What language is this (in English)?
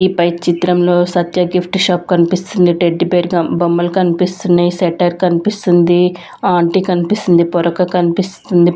Telugu